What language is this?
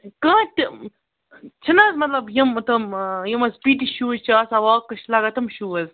Kashmiri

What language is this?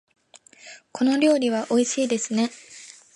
Japanese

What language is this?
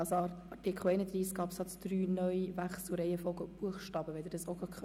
Swiss German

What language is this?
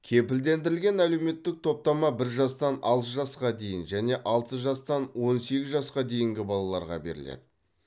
Kazakh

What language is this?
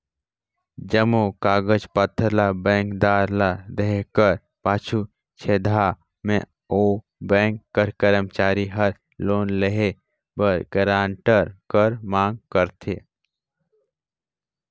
Chhattisgarhi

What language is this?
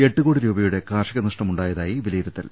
Malayalam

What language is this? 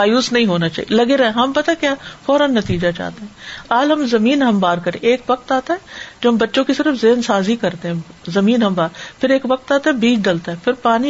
Urdu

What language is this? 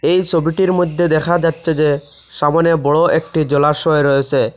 Bangla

